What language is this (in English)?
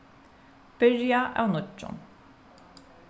Faroese